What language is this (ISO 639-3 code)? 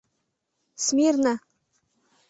chm